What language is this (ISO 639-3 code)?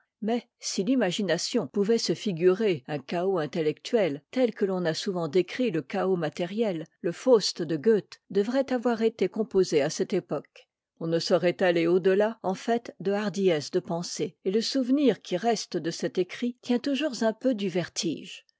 fra